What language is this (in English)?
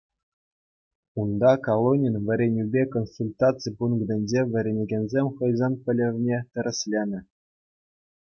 Chuvash